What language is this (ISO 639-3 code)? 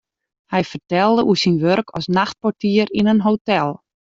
fry